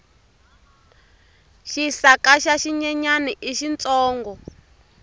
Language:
Tsonga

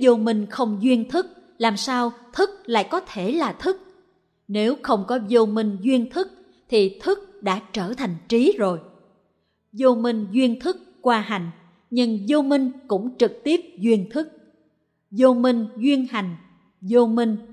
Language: Vietnamese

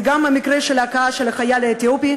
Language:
Hebrew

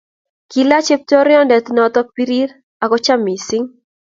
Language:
Kalenjin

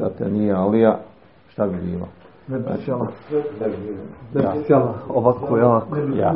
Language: Croatian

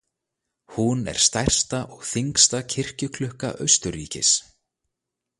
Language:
Icelandic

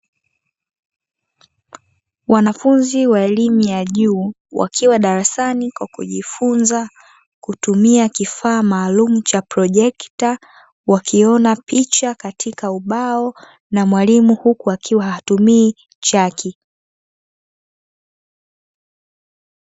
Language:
Swahili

